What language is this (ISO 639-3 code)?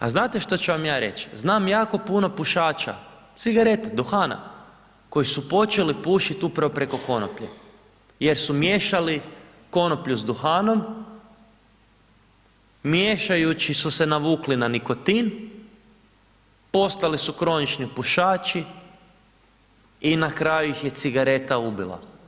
hrv